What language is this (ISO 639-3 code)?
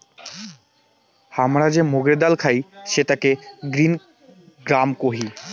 ben